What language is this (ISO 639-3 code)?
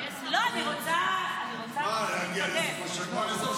heb